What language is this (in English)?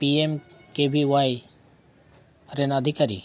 Santali